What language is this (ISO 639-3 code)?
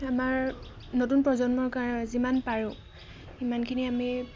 asm